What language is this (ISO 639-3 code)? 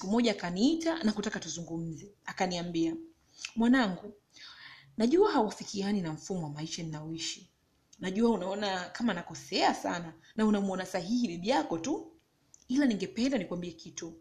swa